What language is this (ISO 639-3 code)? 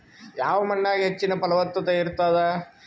kan